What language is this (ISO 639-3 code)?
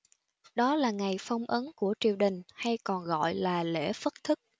vie